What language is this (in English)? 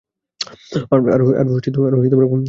Bangla